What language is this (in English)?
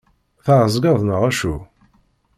Kabyle